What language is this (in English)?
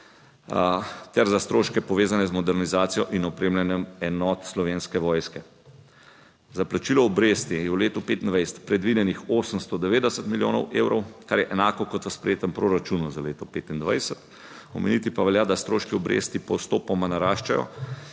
Slovenian